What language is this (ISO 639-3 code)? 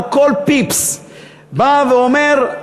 heb